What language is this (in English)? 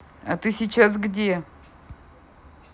Russian